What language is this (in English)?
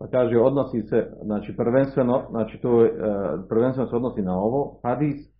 Croatian